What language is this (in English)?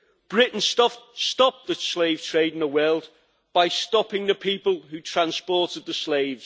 English